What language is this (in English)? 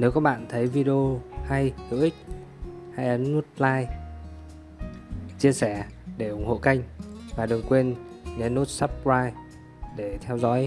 Vietnamese